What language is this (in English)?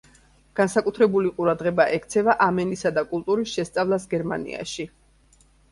Georgian